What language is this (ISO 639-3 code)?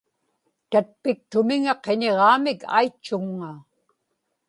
ipk